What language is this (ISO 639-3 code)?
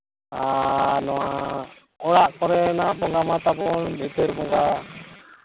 sat